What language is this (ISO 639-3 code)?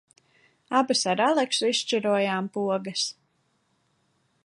lav